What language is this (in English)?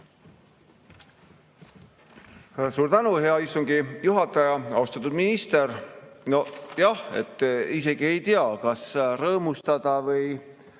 Estonian